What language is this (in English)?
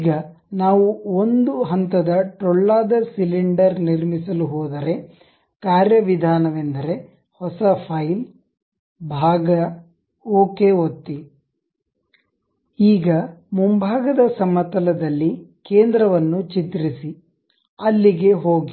Kannada